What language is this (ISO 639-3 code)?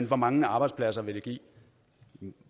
dan